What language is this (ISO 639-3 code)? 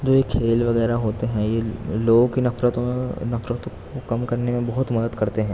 urd